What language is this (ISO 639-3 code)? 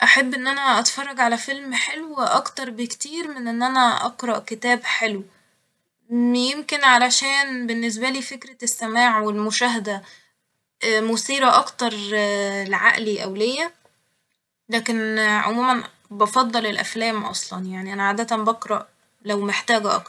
arz